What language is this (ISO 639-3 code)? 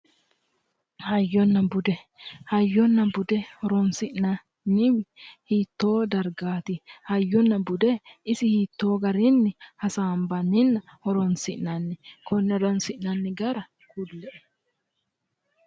sid